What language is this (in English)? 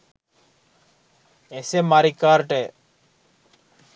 Sinhala